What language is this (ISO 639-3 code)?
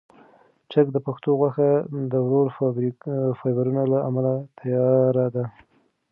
pus